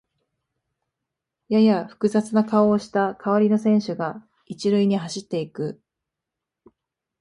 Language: Japanese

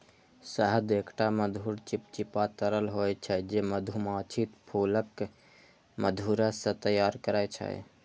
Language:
Maithili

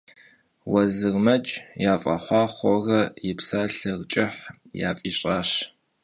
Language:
Kabardian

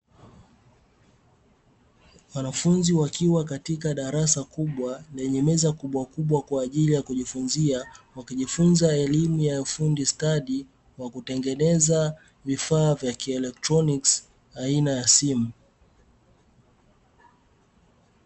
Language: Swahili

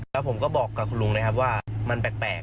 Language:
Thai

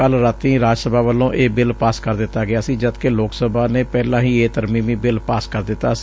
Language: Punjabi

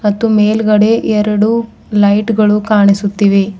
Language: Kannada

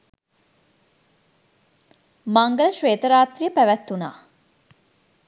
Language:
Sinhala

